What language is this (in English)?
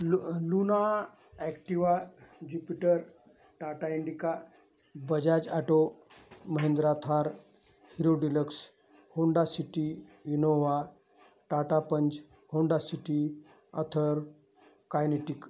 Marathi